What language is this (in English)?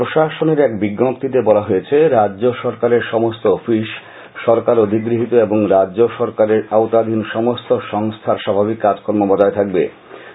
Bangla